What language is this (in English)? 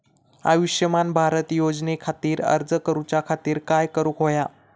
Marathi